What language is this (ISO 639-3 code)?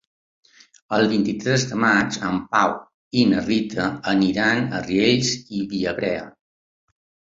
cat